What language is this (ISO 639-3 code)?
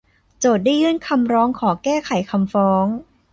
tha